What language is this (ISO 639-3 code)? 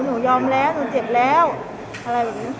tha